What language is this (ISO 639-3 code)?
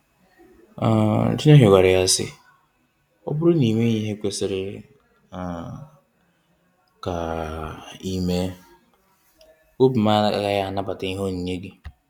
ibo